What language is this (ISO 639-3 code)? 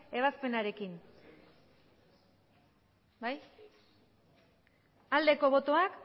eus